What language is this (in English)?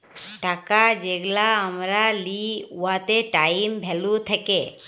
Bangla